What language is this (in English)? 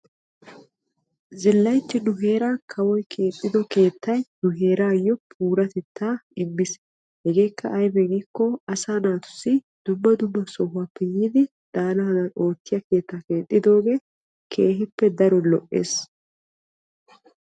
Wolaytta